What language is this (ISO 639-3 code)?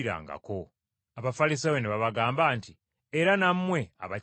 lug